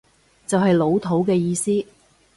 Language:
Cantonese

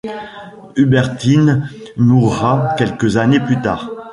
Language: French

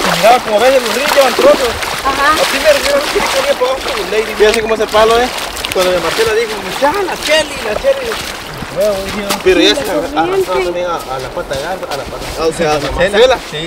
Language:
Spanish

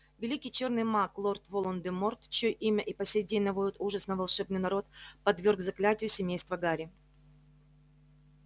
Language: Russian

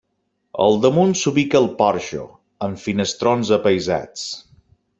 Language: Catalan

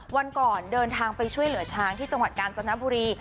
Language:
Thai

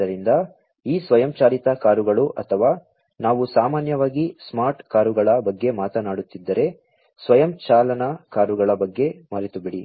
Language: Kannada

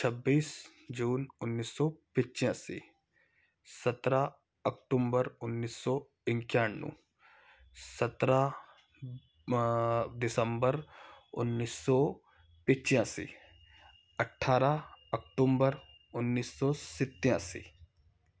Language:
Hindi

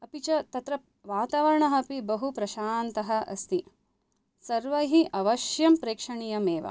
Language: Sanskrit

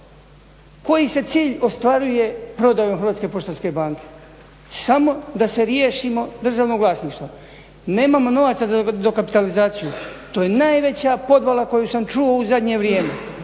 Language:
Croatian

